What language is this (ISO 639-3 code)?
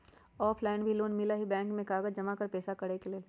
mag